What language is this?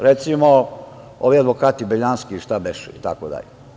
Serbian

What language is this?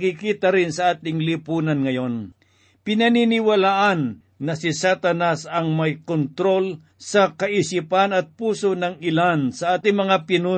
Filipino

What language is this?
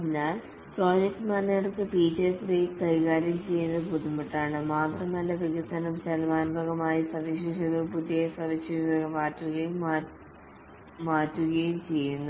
Malayalam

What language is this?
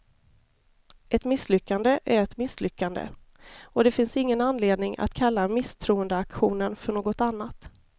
Swedish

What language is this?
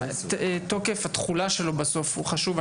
Hebrew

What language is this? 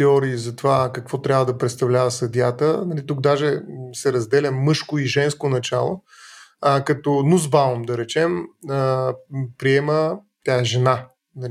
Bulgarian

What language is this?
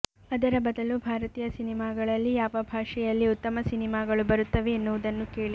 Kannada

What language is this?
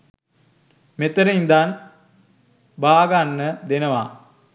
Sinhala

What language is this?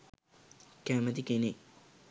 Sinhala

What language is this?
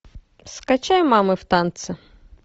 Russian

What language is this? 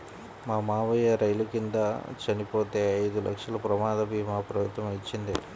Telugu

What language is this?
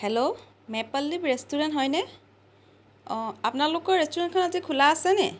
Assamese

